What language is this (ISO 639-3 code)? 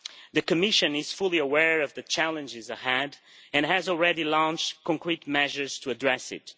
eng